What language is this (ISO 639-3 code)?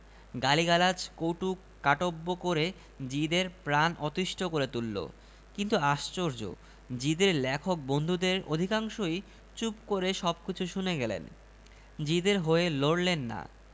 ben